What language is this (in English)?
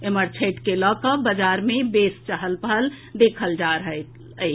Maithili